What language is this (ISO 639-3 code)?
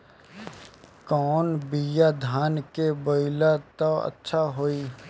bho